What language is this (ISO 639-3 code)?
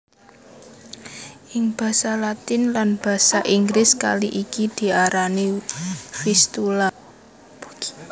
jav